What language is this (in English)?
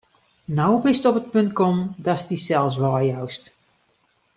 Western Frisian